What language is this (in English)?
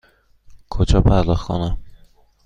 Persian